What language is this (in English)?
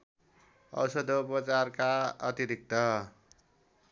Nepali